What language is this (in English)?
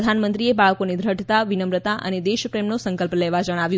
Gujarati